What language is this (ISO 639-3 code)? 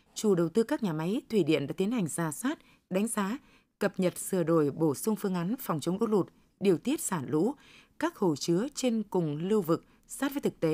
vie